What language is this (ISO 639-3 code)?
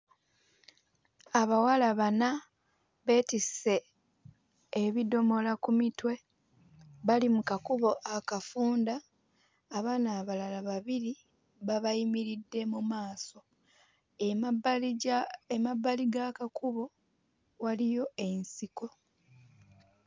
lug